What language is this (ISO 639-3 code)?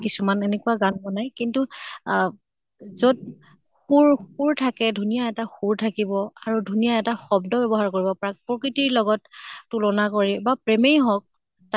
asm